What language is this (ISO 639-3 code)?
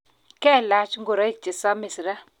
kln